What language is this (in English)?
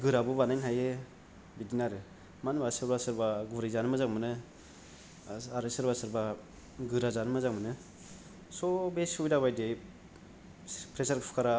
Bodo